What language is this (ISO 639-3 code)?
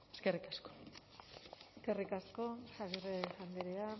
eus